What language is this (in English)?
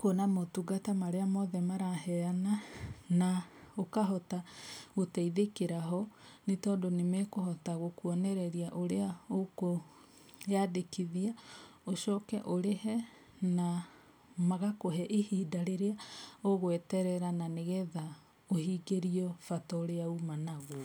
Kikuyu